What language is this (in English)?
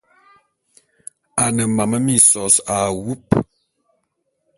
Bulu